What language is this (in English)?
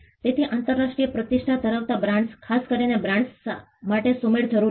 Gujarati